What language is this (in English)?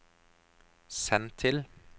Norwegian